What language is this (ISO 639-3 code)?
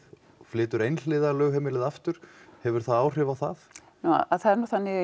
isl